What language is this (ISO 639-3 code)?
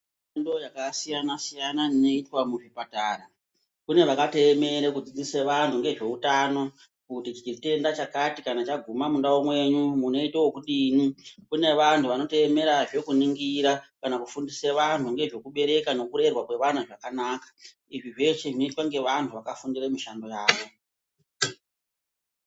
ndc